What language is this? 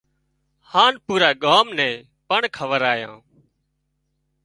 Wadiyara Koli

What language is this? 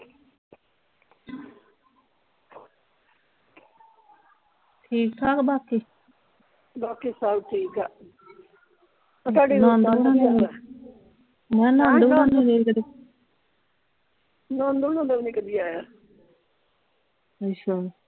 Punjabi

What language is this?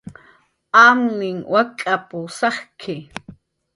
Jaqaru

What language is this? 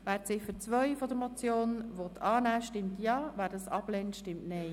Swiss German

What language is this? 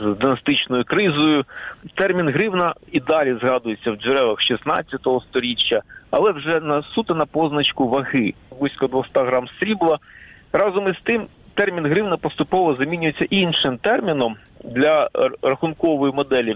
Ukrainian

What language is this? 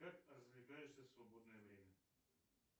Russian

